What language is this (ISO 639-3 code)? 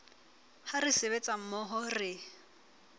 sot